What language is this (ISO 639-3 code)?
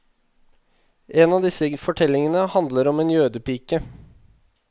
nor